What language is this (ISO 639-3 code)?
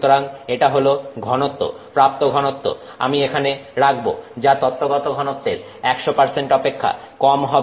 ben